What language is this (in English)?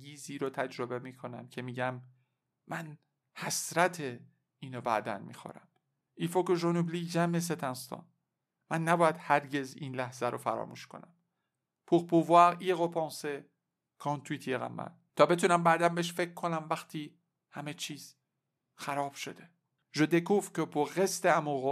Persian